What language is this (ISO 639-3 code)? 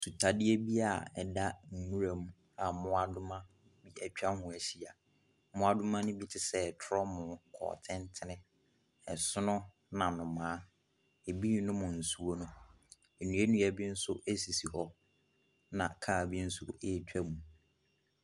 aka